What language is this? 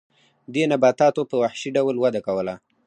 Pashto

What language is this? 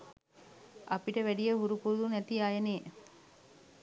Sinhala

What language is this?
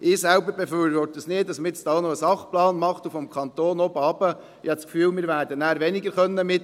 Swiss German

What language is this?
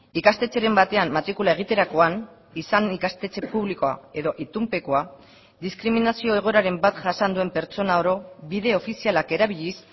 Basque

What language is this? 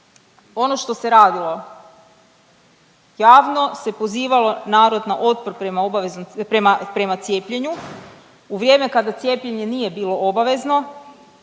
Croatian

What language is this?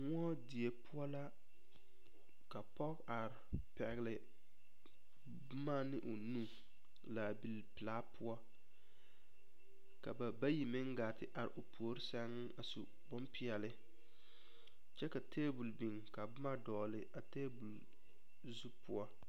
Southern Dagaare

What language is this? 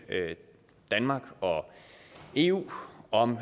Danish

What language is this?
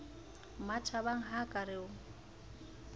Southern Sotho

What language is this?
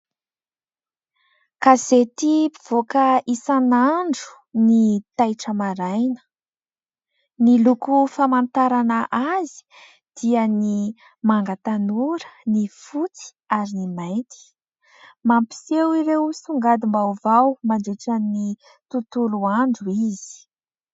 Malagasy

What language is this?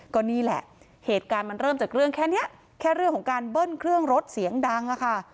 Thai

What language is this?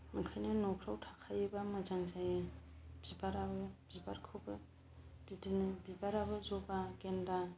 Bodo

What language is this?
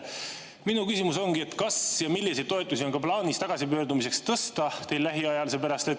Estonian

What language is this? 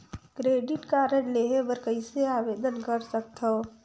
Chhattisgarhi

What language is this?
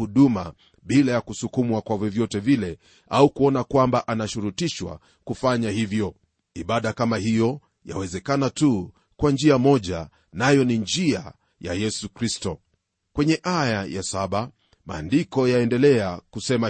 Swahili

